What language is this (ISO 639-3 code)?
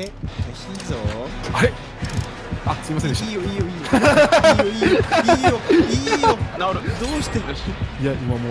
jpn